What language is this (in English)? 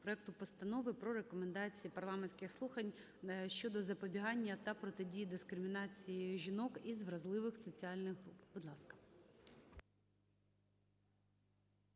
Ukrainian